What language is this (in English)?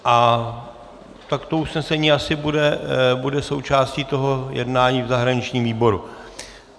Czech